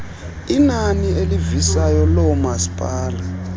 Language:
Xhosa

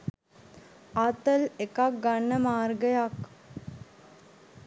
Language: Sinhala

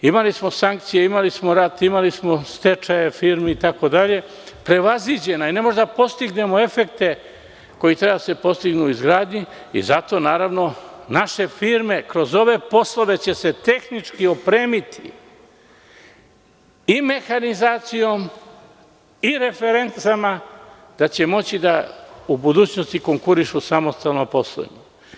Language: Serbian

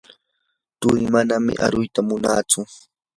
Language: Yanahuanca Pasco Quechua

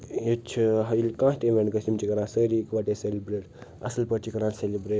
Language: Kashmiri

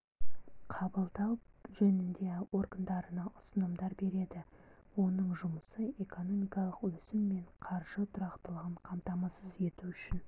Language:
Kazakh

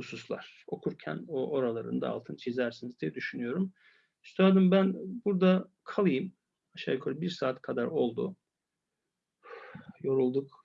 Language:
Turkish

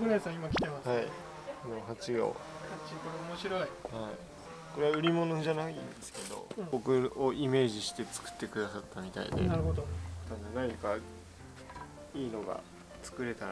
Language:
Japanese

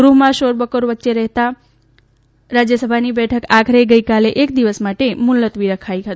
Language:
Gujarati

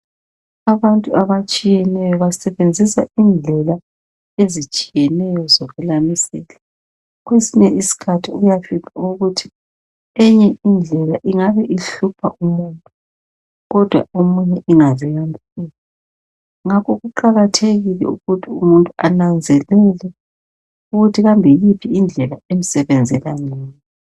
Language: North Ndebele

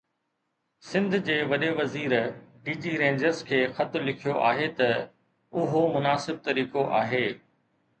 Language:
Sindhi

